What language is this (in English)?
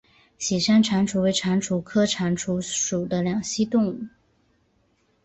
Chinese